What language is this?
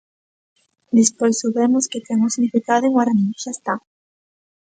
Galician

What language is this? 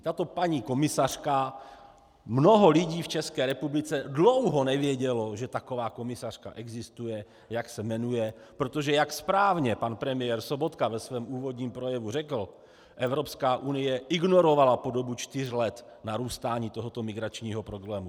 Czech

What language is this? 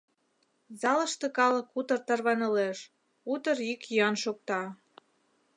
Mari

